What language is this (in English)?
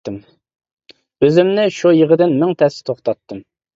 Uyghur